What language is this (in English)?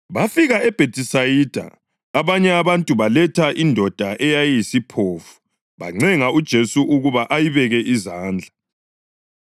North Ndebele